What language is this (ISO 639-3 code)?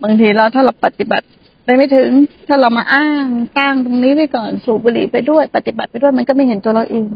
tha